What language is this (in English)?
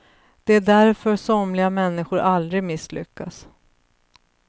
Swedish